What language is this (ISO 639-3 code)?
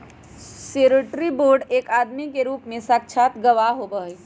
mag